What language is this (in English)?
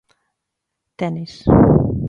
Galician